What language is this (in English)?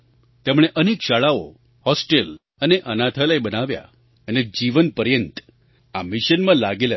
Gujarati